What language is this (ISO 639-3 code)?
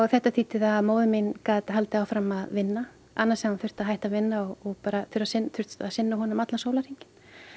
isl